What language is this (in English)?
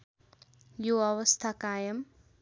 Nepali